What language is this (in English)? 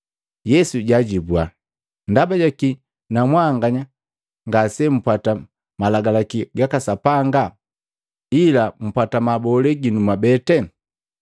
Matengo